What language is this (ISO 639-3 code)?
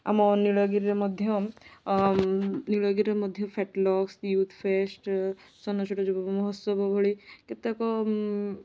ori